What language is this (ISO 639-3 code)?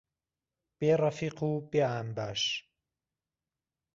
ckb